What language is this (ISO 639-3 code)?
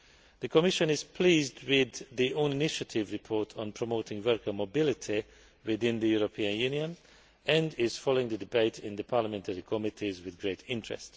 eng